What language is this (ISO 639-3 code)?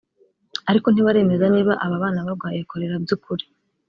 kin